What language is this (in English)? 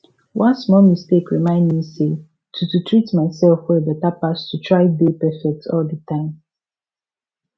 Nigerian Pidgin